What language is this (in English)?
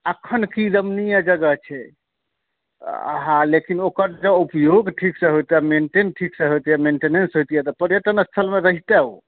Maithili